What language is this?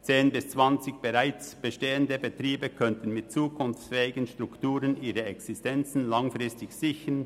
Swiss German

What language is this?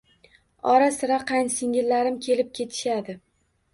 Uzbek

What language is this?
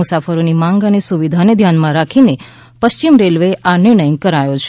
Gujarati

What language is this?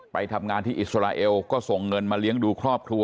Thai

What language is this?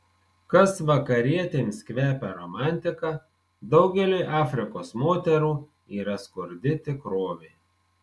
Lithuanian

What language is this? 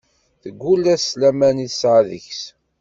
Kabyle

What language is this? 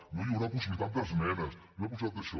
Catalan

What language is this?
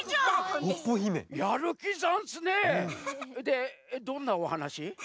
Japanese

